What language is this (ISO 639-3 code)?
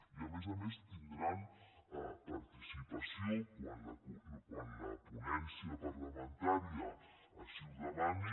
cat